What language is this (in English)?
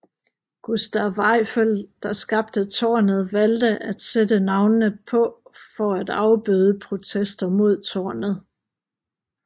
Danish